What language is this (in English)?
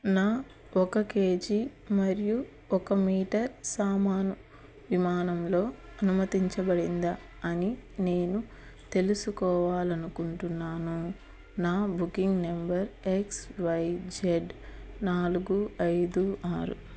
Telugu